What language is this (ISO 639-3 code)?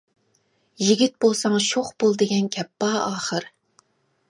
uig